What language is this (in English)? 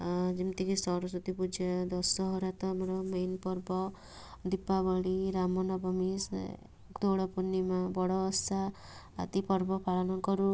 Odia